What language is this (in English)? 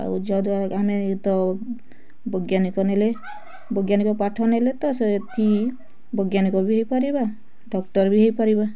Odia